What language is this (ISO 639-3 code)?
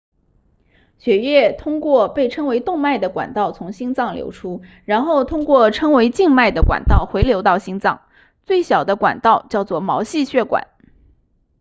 zho